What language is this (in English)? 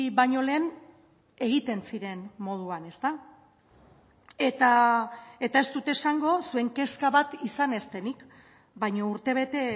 Basque